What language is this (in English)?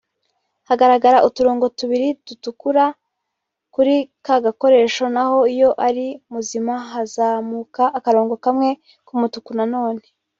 Kinyarwanda